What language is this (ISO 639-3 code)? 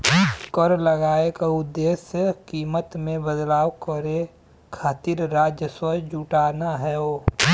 bho